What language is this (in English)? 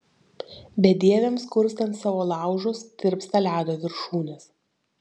Lithuanian